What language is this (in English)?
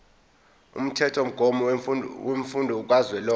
Zulu